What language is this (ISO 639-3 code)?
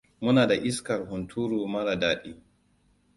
hau